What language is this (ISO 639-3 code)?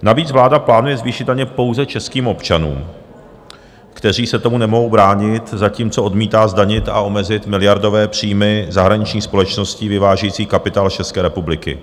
ces